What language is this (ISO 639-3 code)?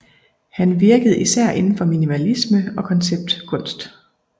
dan